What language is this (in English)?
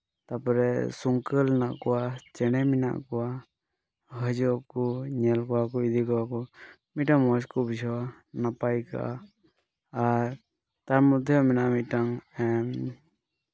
Santali